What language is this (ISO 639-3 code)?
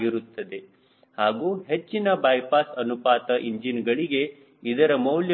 kan